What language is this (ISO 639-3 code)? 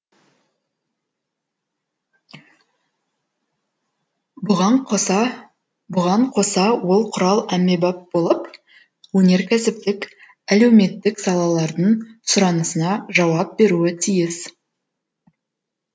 kaz